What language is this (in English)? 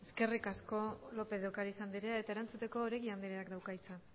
Basque